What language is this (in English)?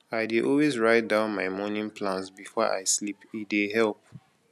Nigerian Pidgin